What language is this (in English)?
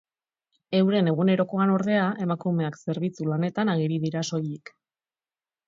Basque